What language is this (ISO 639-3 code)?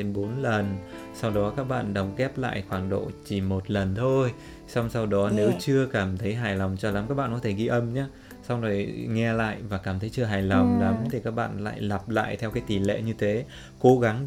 vie